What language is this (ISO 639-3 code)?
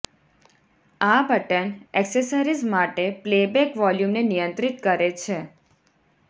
guj